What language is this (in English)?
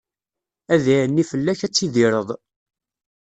Kabyle